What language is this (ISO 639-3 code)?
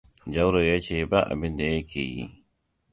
hau